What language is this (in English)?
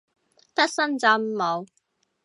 Cantonese